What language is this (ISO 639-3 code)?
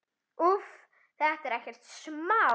isl